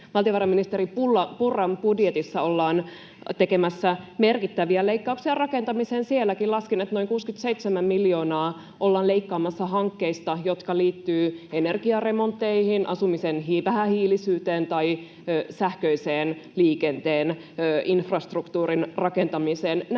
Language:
Finnish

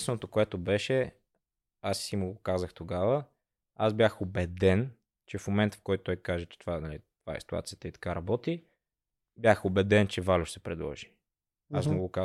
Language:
Bulgarian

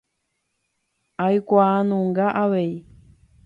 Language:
Guarani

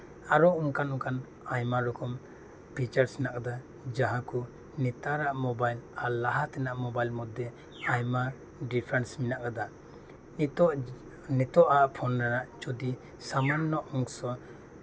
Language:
Santali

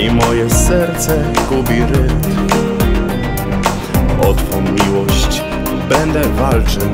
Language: Polish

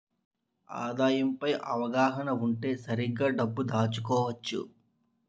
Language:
Telugu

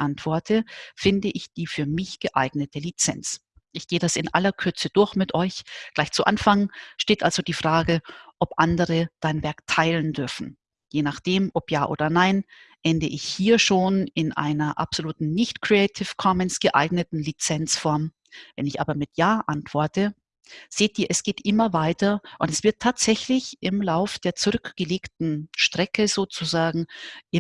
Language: German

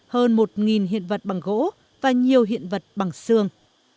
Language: Vietnamese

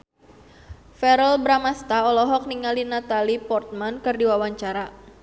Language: Sundanese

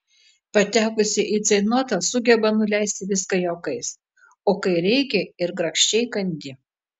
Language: Lithuanian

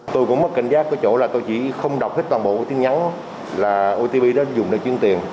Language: Vietnamese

